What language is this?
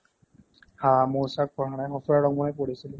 Assamese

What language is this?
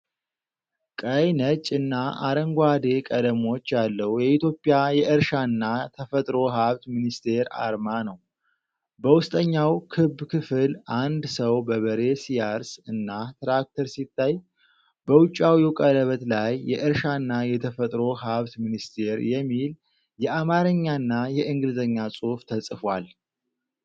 Amharic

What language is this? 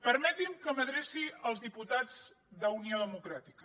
Catalan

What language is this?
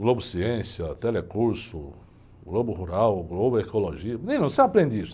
Portuguese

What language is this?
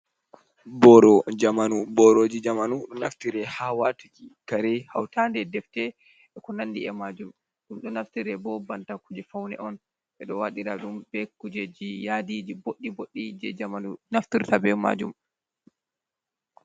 Fula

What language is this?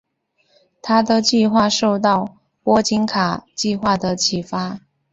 Chinese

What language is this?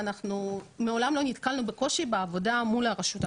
Hebrew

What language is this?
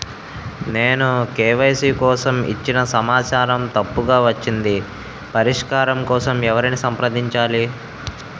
Telugu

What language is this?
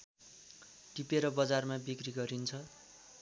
Nepali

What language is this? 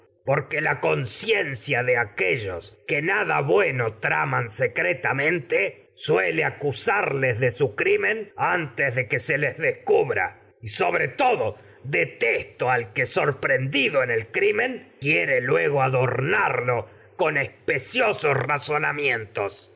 Spanish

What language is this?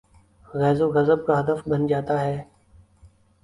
Urdu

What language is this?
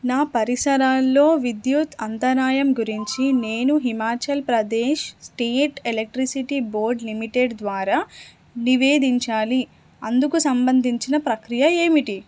Telugu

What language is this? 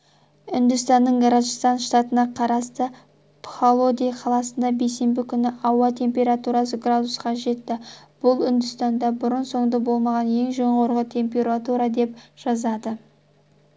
Kazakh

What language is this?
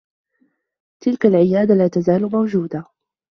Arabic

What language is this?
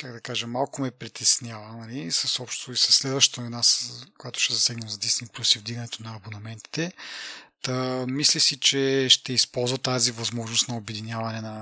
Bulgarian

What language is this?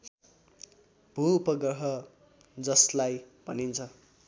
Nepali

